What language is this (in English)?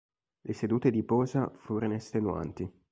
Italian